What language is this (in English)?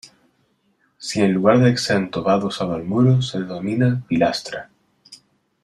Spanish